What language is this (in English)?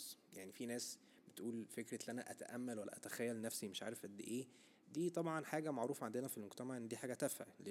Arabic